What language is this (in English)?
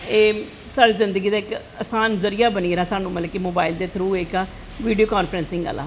Dogri